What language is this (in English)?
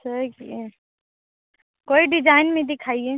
Hindi